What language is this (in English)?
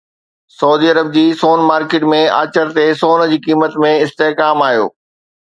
Sindhi